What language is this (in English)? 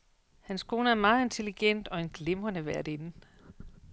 Danish